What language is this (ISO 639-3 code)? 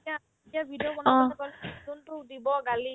asm